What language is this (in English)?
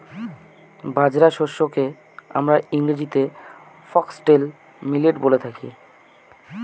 Bangla